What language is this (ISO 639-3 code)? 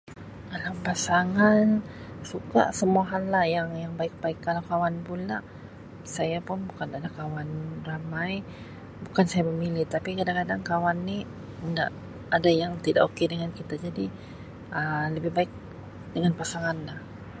msi